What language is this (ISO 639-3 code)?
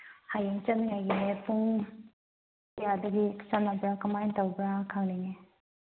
mni